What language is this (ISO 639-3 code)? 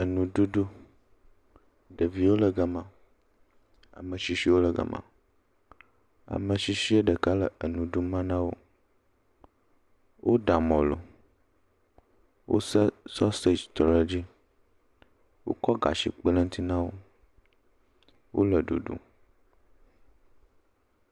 ewe